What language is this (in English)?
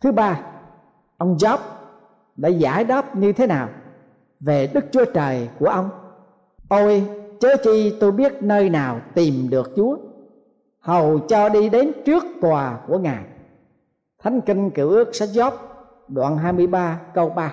Vietnamese